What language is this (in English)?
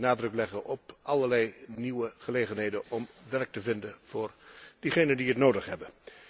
Dutch